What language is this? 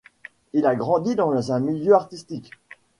French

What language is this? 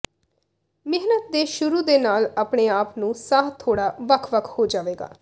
Punjabi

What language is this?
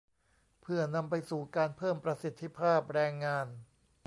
Thai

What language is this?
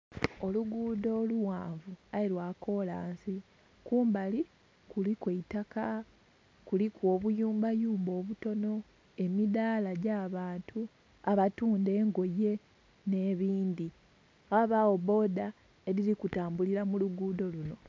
Soga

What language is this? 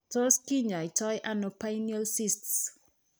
Kalenjin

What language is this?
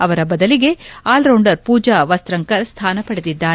Kannada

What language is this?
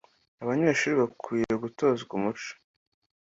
Kinyarwanda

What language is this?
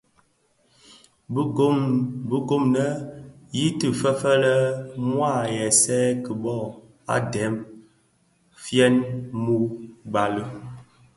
Bafia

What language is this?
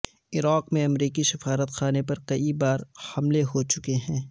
Urdu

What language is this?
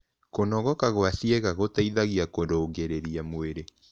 Kikuyu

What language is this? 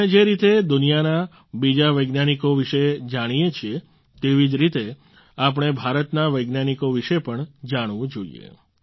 Gujarati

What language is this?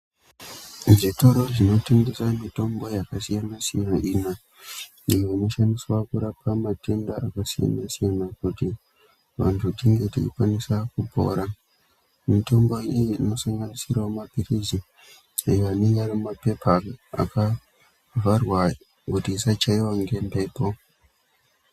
Ndau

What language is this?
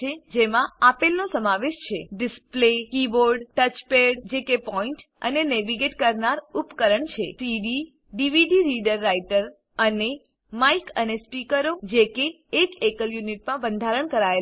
Gujarati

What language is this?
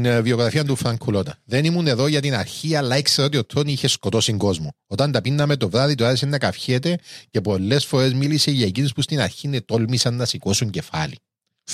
Greek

